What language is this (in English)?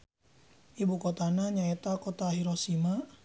Sundanese